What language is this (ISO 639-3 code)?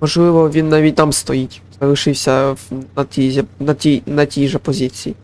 ukr